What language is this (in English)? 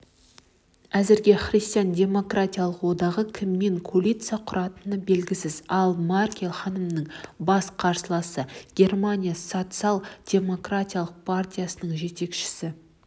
Kazakh